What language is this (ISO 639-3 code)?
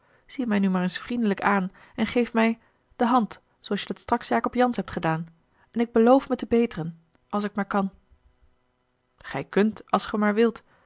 nld